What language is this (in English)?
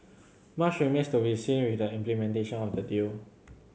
English